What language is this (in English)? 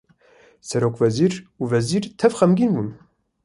Kurdish